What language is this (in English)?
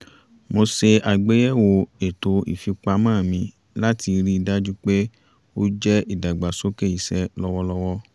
Yoruba